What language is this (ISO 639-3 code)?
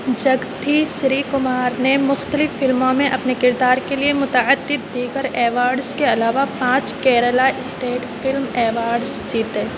urd